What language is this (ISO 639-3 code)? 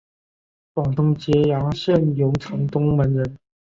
zho